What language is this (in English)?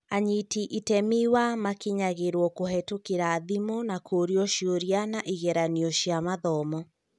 Kikuyu